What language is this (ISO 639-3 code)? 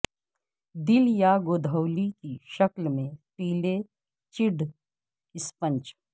urd